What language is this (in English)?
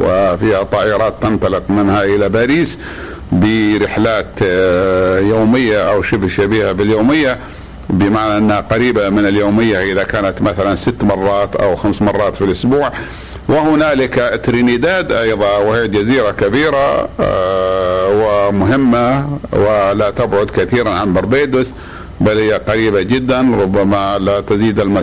Arabic